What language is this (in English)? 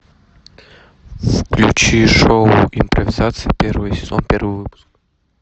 Russian